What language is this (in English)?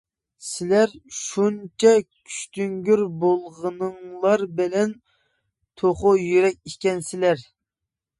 Uyghur